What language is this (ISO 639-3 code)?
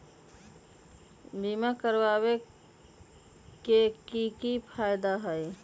mag